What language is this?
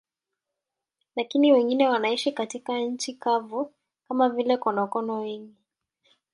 Swahili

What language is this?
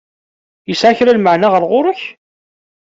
Kabyle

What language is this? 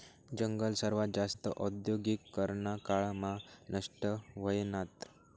Marathi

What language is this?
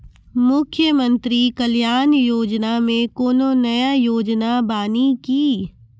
Maithili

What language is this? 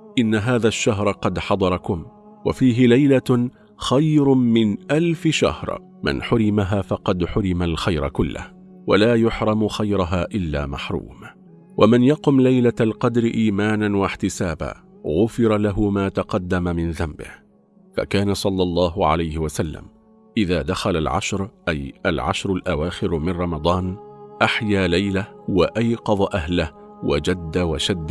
Arabic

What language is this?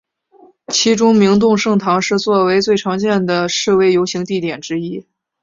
Chinese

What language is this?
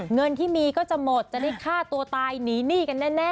Thai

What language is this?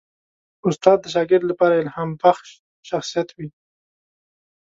Pashto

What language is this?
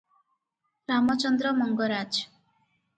Odia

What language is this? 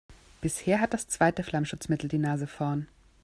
German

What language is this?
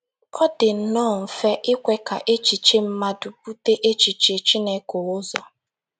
Igbo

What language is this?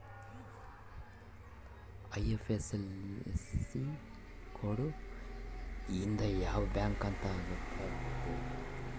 Kannada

